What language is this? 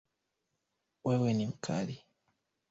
Swahili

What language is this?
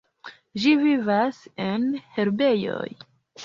Esperanto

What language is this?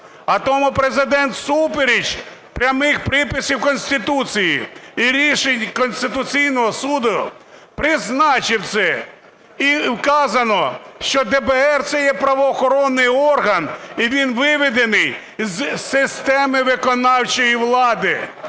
Ukrainian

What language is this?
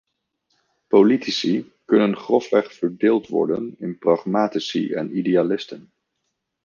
Dutch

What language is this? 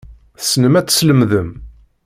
Kabyle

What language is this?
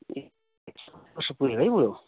Nepali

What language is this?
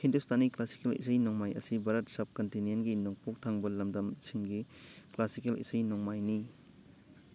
Manipuri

